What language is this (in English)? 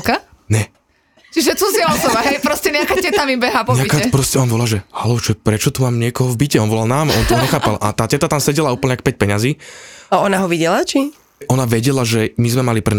Slovak